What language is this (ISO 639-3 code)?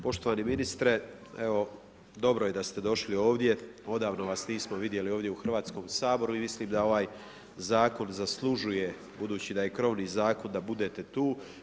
hrv